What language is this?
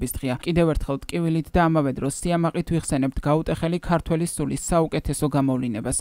Arabic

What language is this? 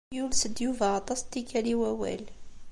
Kabyle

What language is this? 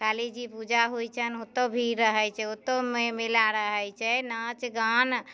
Maithili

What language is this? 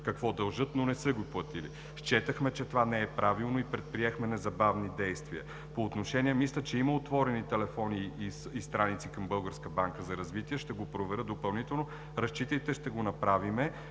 Bulgarian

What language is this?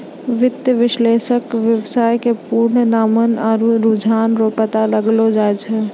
Maithili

